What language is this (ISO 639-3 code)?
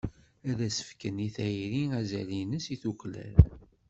kab